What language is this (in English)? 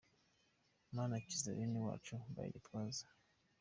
Kinyarwanda